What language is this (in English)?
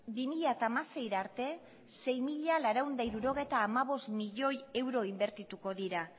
Basque